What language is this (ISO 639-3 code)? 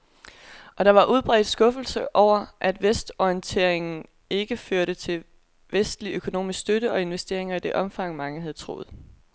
dan